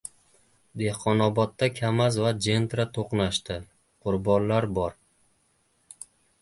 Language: Uzbek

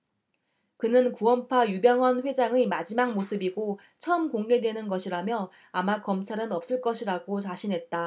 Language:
Korean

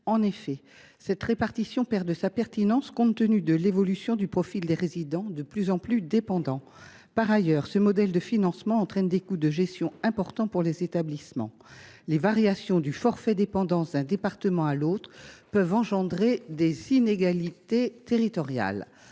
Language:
French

